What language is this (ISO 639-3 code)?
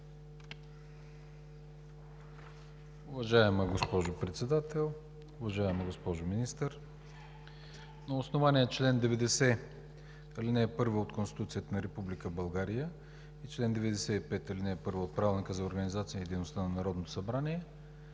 bul